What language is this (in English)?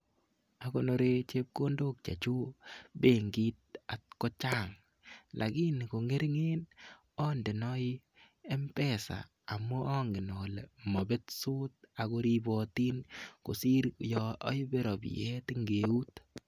Kalenjin